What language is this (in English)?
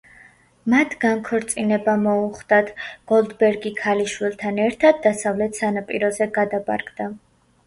Georgian